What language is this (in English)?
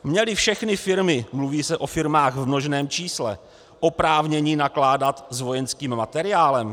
Czech